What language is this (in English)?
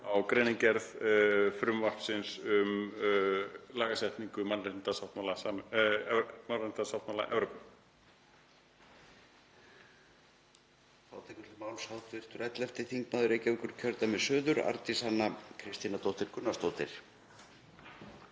Icelandic